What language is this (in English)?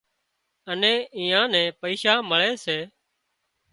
Wadiyara Koli